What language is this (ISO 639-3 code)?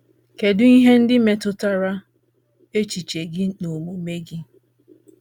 ibo